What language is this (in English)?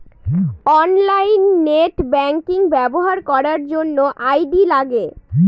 Bangla